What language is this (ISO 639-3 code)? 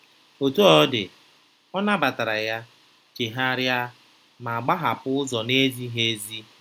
ibo